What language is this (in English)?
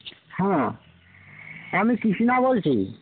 Bangla